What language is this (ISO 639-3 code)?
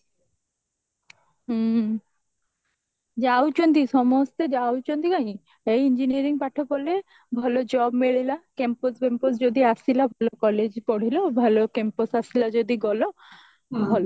ori